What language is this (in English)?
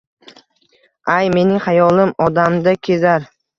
Uzbek